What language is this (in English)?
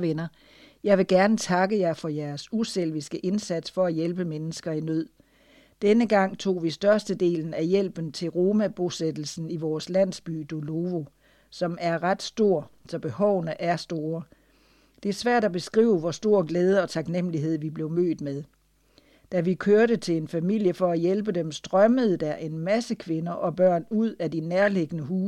Danish